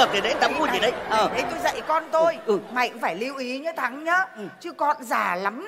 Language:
Vietnamese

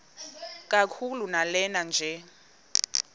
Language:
Xhosa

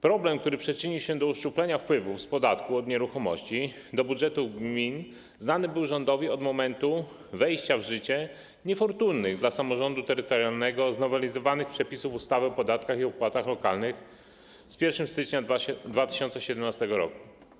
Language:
Polish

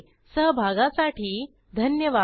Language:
Marathi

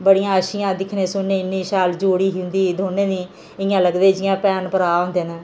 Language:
Dogri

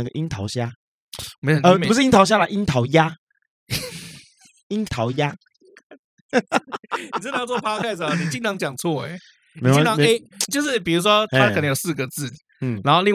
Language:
Chinese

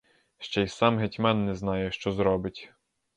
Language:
Ukrainian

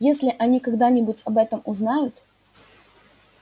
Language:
Russian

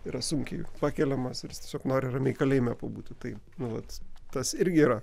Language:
Lithuanian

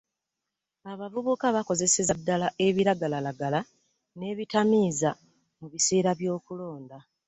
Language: Ganda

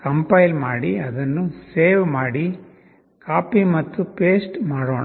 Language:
Kannada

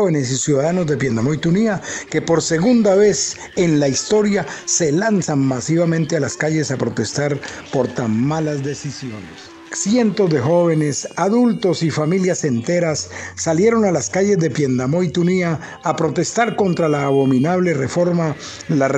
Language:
Spanish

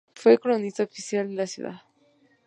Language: Spanish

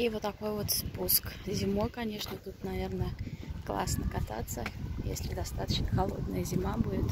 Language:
Russian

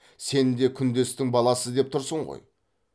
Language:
Kazakh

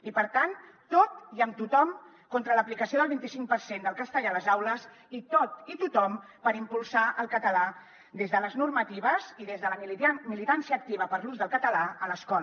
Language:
Catalan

